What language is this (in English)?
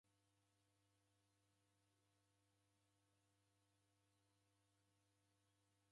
Taita